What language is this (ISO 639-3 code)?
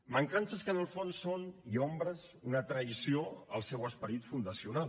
cat